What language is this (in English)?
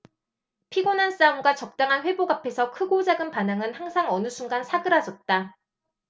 Korean